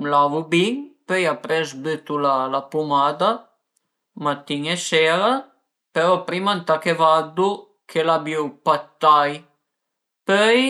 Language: Piedmontese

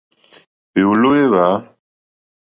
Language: Mokpwe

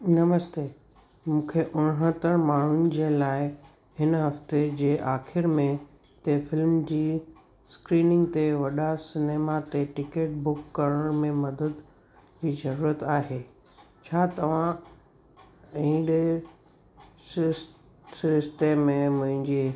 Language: Sindhi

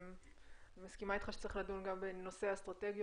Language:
Hebrew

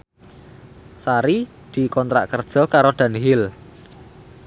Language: Javanese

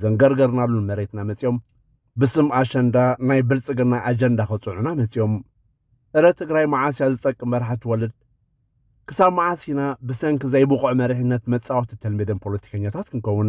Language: Arabic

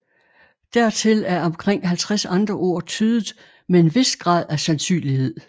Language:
Danish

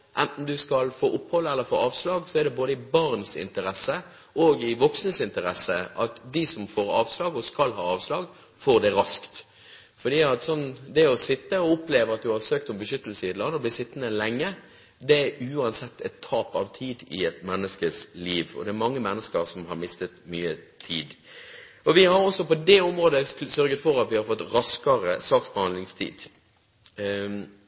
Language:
Norwegian Bokmål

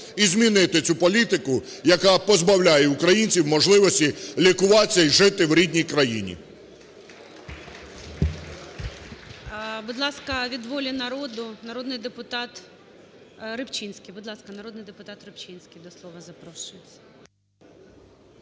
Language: Ukrainian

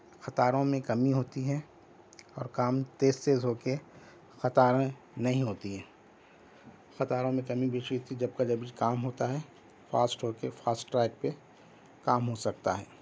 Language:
Urdu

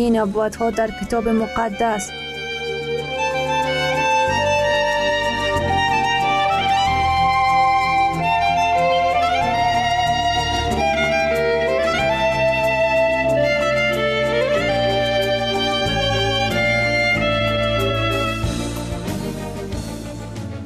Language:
Persian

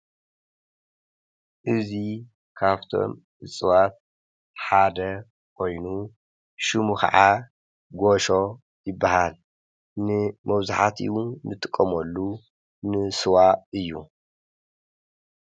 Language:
Tigrinya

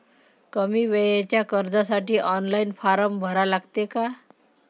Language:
Marathi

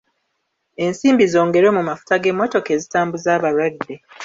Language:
Ganda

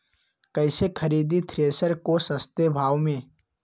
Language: Magahi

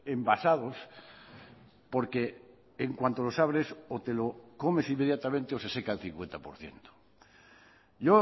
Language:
Spanish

